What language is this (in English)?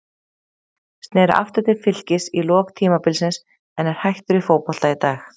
Icelandic